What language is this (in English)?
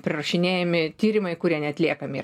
Lithuanian